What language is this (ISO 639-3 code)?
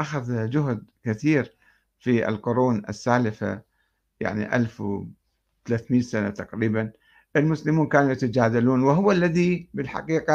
ara